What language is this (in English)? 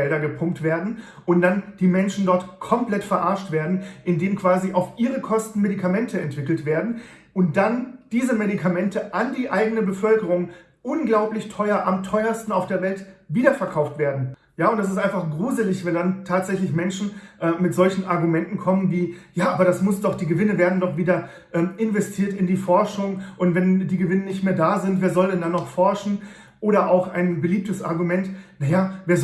German